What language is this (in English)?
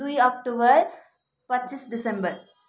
Nepali